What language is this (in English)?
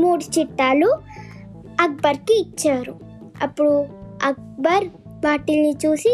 Telugu